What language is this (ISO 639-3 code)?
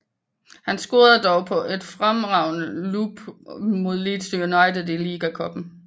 dan